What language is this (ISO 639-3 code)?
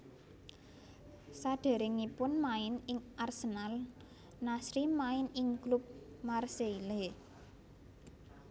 jav